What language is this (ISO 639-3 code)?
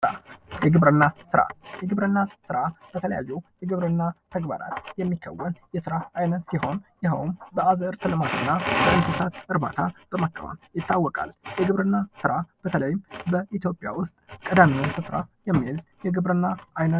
amh